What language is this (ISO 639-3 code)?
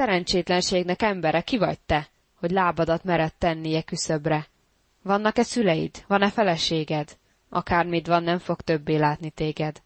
hun